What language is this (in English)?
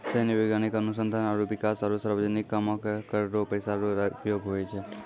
Maithili